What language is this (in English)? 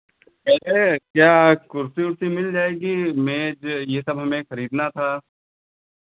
Hindi